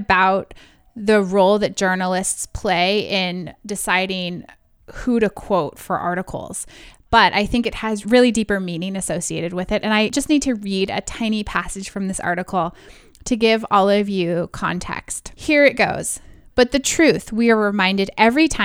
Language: English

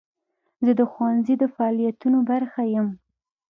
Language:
Pashto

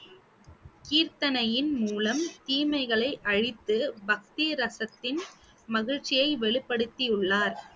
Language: Tamil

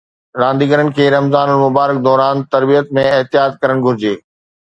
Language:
Sindhi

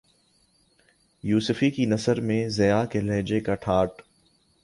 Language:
Urdu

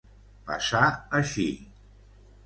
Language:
Catalan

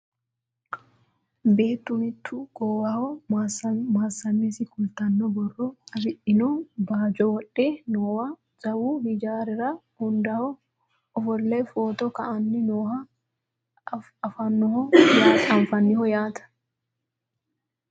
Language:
Sidamo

